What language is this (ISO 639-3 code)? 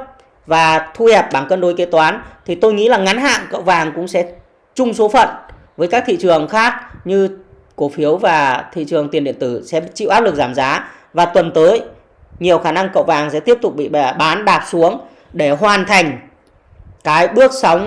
vie